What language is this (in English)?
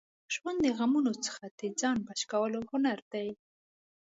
Pashto